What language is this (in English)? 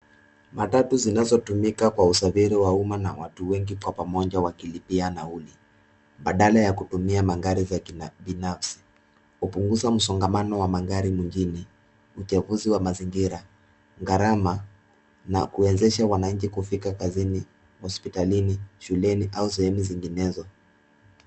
Swahili